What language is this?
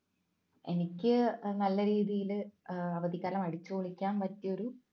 Malayalam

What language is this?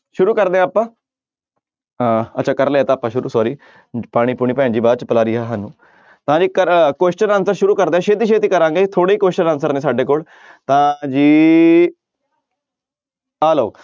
Punjabi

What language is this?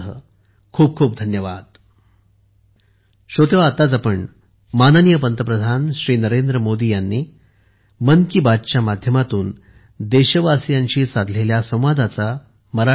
Marathi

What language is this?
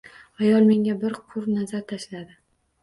Uzbek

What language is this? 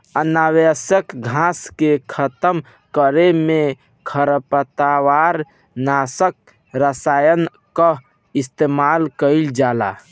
Bhojpuri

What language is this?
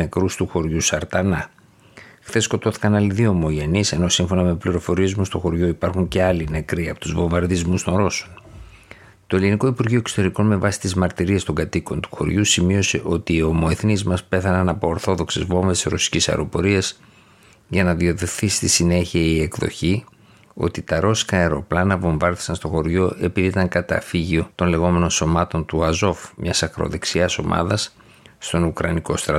Greek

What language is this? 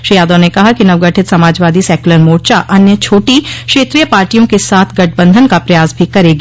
Hindi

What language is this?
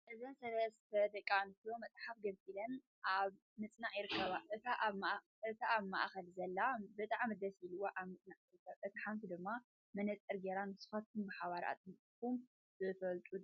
Tigrinya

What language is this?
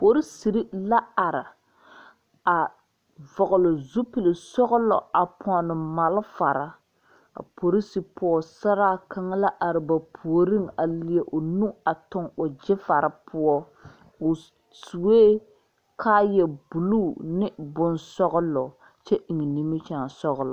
Southern Dagaare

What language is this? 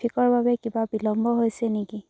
Assamese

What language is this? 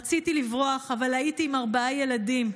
Hebrew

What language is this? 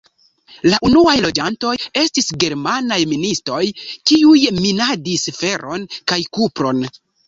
Esperanto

